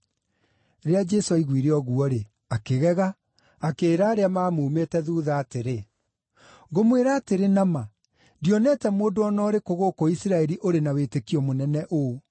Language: Kikuyu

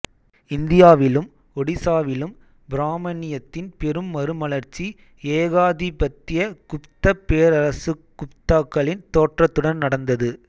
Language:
Tamil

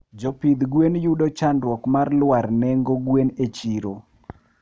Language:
Luo (Kenya and Tanzania)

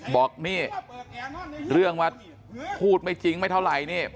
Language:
Thai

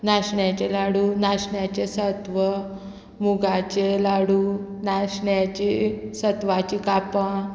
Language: Konkani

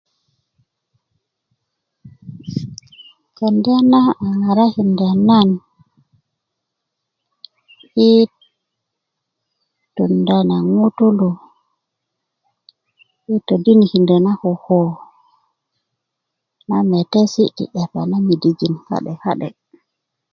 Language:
Kuku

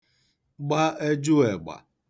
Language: Igbo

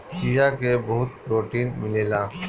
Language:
Bhojpuri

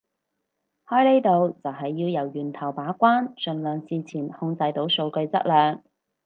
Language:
Cantonese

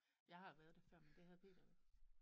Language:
Danish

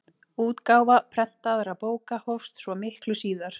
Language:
Icelandic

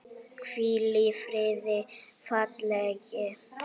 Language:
Icelandic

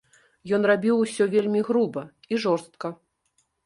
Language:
Belarusian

